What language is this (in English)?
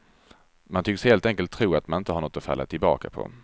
Swedish